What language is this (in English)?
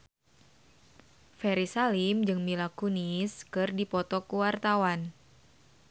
Sundanese